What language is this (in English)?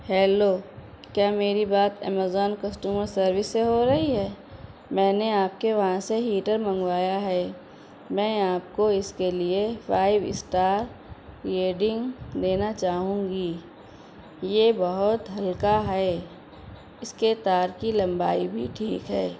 Urdu